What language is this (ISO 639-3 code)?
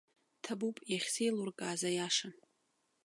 abk